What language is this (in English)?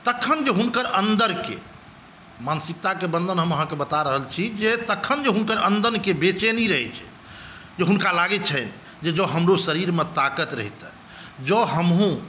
Maithili